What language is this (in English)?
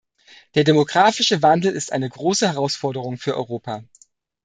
German